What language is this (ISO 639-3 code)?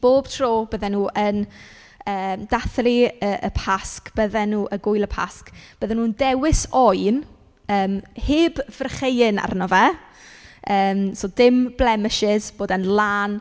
cym